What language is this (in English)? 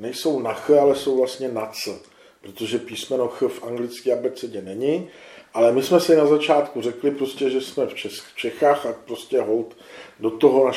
Czech